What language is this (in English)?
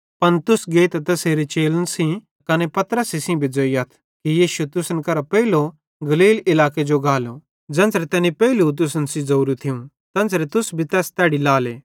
Bhadrawahi